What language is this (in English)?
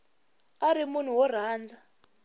Tsonga